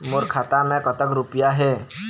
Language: Chhattisgarhi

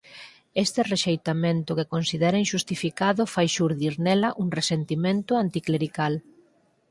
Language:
Galician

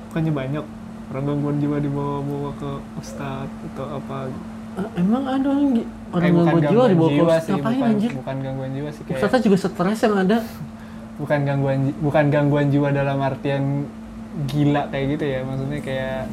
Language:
Indonesian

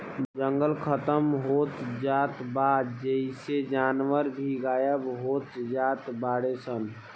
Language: Bhojpuri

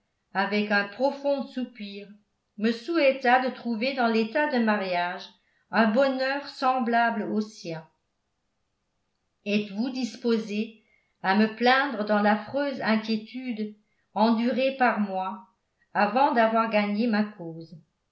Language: French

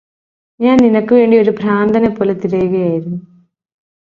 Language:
Malayalam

